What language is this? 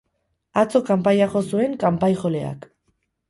Basque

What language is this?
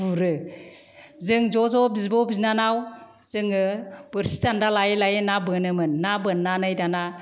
Bodo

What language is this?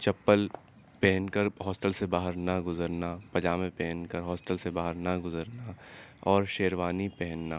Urdu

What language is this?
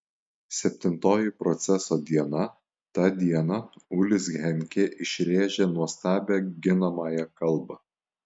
Lithuanian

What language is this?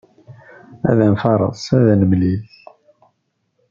Kabyle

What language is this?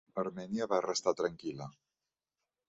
Catalan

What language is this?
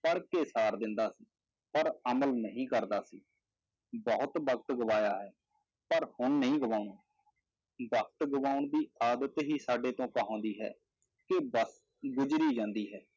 Punjabi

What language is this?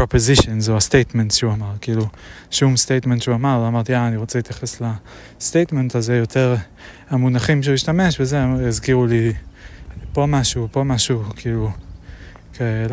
Hebrew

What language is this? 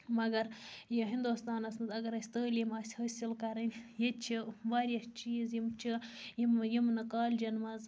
Kashmiri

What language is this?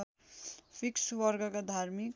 Nepali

